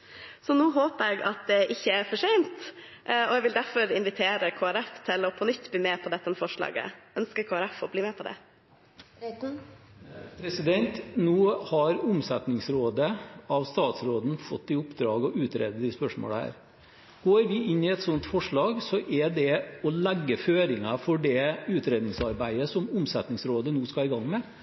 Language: Norwegian Bokmål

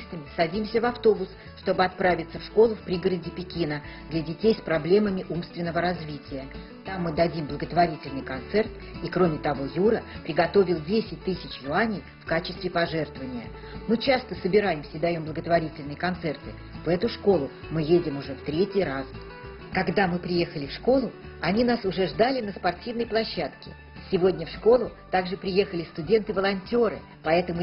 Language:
Russian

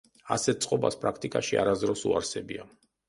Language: Georgian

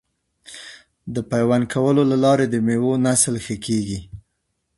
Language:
Pashto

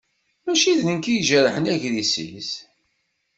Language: Kabyle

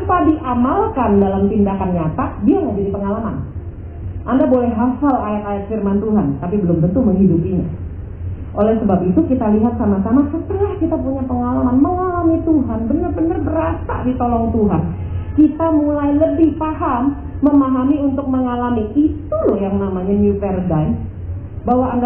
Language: Indonesian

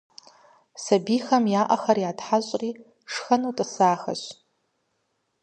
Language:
Kabardian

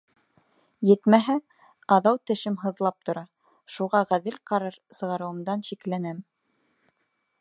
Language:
Bashkir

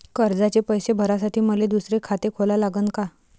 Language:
Marathi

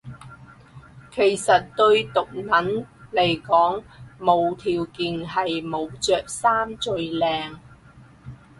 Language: Cantonese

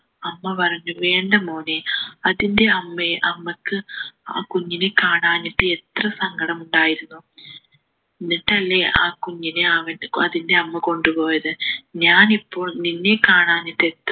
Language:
Malayalam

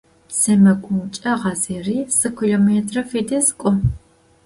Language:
Adyghe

